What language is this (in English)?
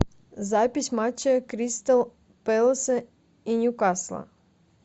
Russian